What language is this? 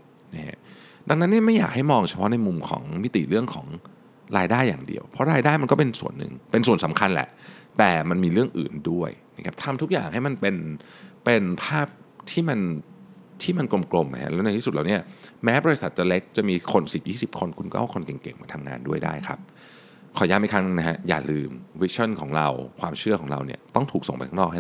Thai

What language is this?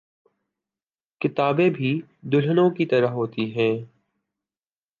Urdu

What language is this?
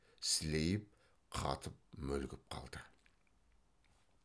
Kazakh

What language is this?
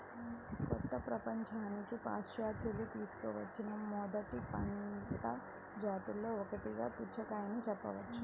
Telugu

